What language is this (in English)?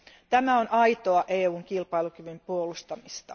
Finnish